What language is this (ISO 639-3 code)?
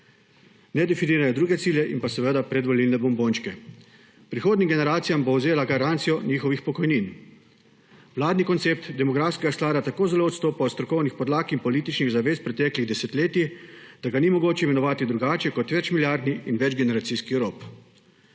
slv